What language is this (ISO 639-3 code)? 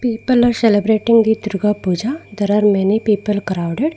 eng